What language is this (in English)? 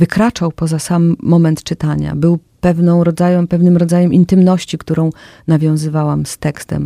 Polish